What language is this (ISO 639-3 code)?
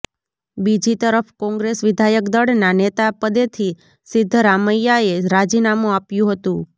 guj